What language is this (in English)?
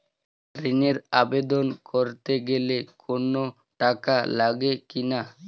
Bangla